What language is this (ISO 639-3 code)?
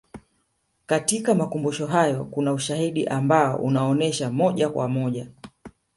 swa